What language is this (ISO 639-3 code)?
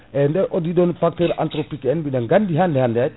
ful